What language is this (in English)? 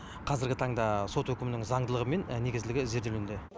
Kazakh